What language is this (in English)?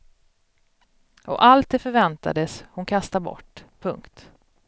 Swedish